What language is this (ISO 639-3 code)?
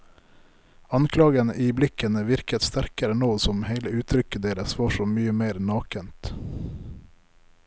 nor